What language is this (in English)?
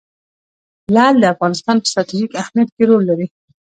Pashto